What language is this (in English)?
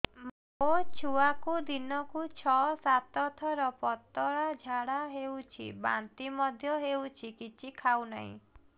Odia